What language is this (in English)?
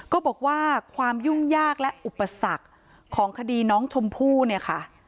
Thai